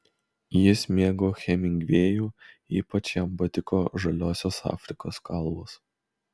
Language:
Lithuanian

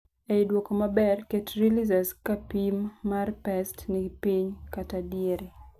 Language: Luo (Kenya and Tanzania)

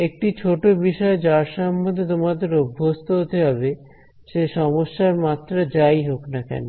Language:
Bangla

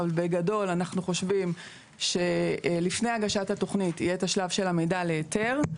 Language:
Hebrew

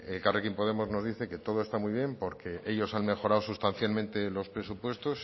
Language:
Spanish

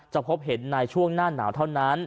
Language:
Thai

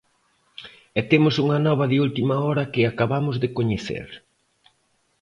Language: Galician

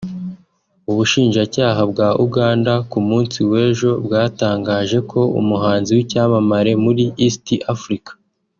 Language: Kinyarwanda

